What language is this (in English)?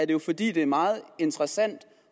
Danish